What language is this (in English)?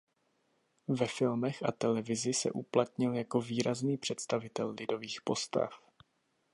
Czech